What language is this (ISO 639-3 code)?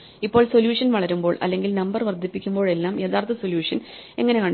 mal